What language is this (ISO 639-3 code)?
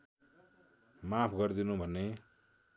nep